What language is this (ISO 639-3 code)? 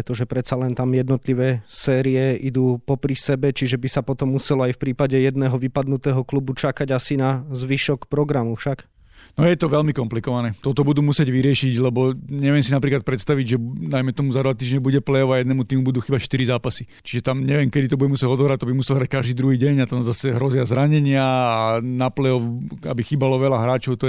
slk